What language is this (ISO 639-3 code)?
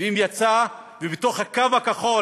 heb